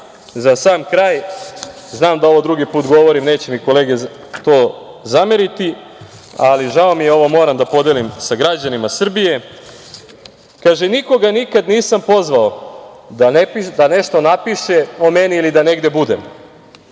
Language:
Serbian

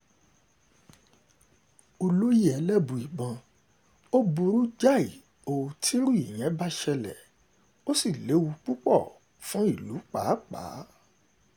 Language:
Yoruba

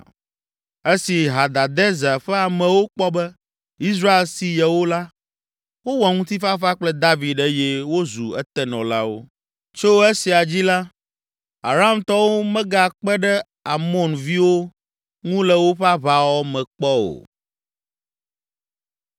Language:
Ewe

